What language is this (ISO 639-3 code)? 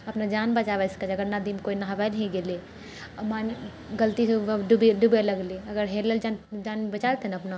mai